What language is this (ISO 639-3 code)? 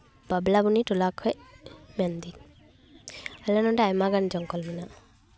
sat